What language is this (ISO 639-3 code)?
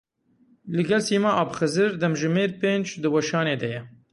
kur